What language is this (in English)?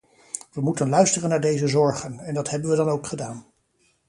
Dutch